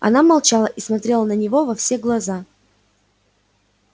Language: Russian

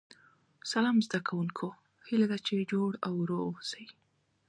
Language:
Pashto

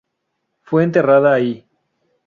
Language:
Spanish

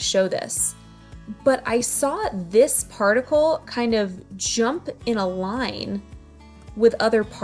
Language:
English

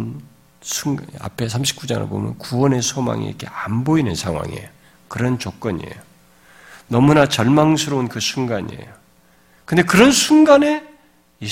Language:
Korean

